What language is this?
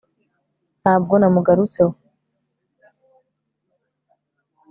Kinyarwanda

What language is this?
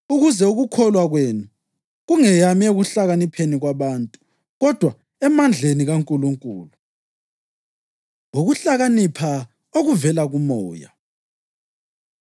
North Ndebele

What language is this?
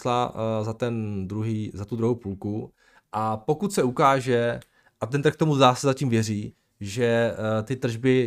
Czech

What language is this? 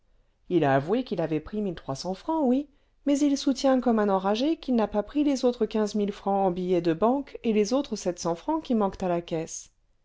French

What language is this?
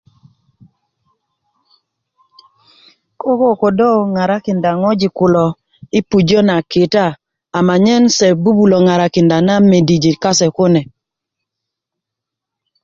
Kuku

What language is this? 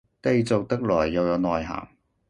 Cantonese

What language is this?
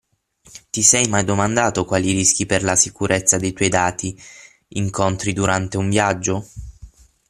Italian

